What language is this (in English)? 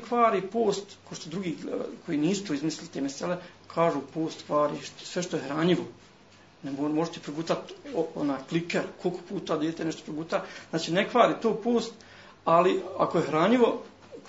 Croatian